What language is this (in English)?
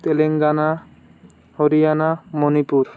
Odia